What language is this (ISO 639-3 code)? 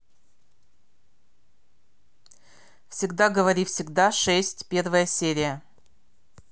rus